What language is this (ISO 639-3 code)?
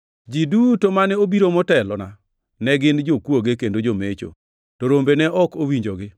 luo